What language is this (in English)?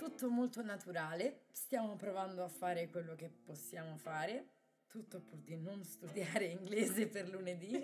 Italian